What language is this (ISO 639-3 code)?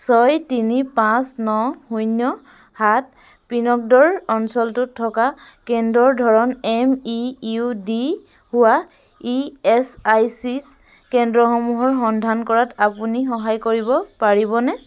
asm